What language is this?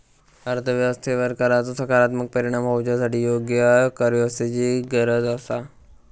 Marathi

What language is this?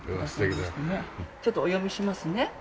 Japanese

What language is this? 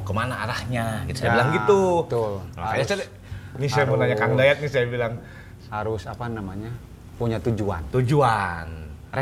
Indonesian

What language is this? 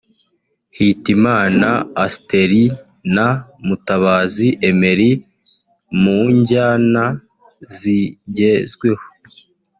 Kinyarwanda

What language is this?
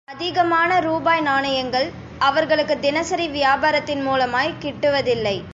Tamil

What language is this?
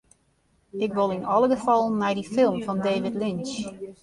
Western Frisian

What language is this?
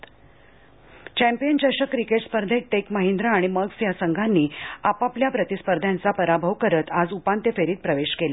Marathi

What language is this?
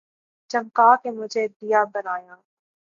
Urdu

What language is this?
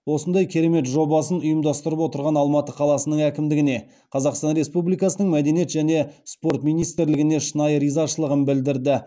Kazakh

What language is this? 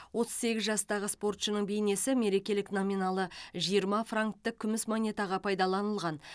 Kazakh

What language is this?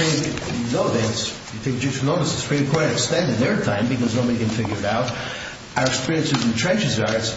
English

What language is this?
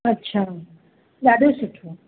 Sindhi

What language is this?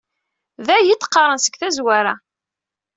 Kabyle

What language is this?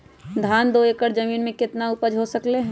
Magahi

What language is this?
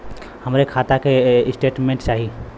Bhojpuri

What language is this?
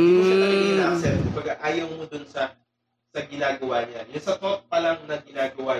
Filipino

